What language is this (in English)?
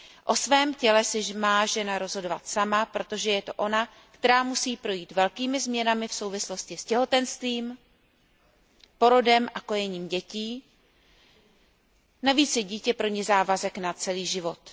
Czech